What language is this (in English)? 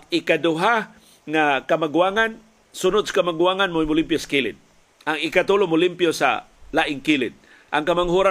Filipino